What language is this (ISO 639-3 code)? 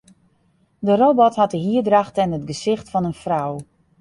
fry